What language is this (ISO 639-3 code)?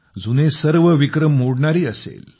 mar